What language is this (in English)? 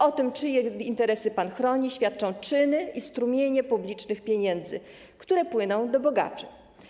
Polish